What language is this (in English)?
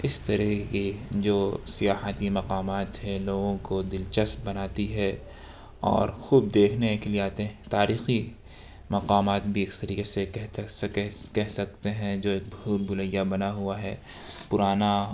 Urdu